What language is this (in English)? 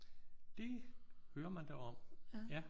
Danish